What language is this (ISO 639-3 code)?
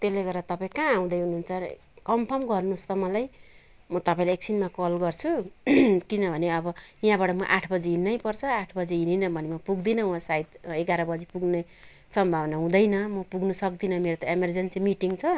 nep